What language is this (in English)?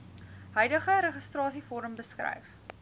Afrikaans